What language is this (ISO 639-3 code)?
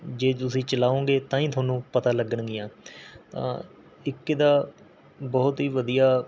pan